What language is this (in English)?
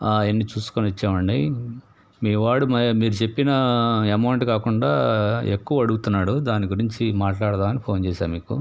Telugu